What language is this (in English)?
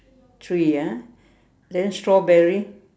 English